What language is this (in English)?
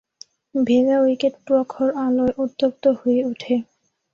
Bangla